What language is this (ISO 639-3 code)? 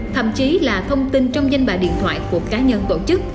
vie